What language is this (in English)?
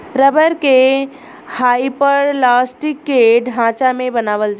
Bhojpuri